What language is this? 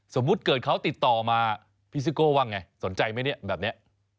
Thai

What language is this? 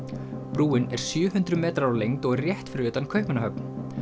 Icelandic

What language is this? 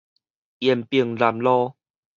Min Nan Chinese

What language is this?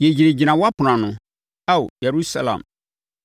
Akan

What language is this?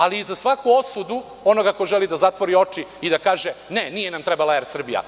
Serbian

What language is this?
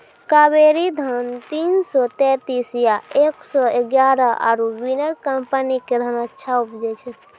Maithili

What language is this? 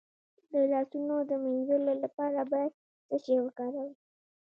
Pashto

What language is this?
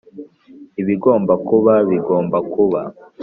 Kinyarwanda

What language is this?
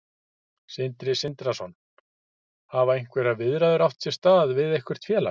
Icelandic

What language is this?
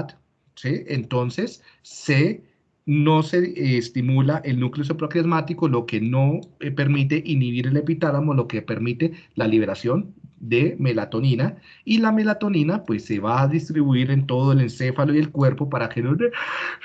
Spanish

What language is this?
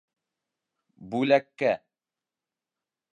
Bashkir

